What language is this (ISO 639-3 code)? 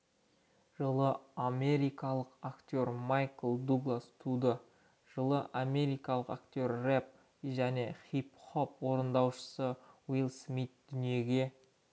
kaz